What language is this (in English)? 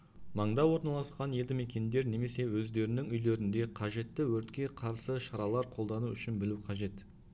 Kazakh